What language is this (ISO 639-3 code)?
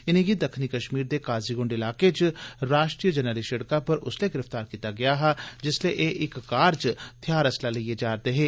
doi